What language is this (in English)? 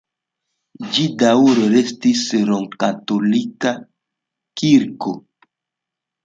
Esperanto